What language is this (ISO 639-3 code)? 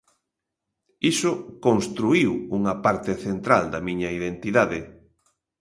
glg